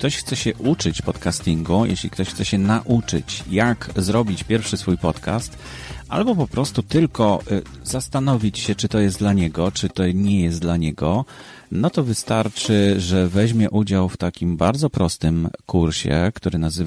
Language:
Polish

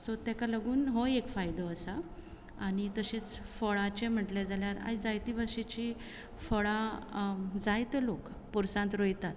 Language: Konkani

